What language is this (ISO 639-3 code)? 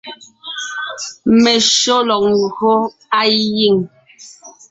nnh